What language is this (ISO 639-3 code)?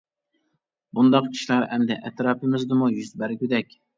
uig